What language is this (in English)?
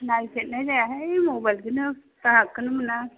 Bodo